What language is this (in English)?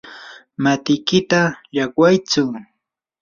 Yanahuanca Pasco Quechua